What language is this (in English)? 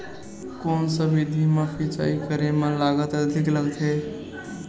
Chhattisgarhi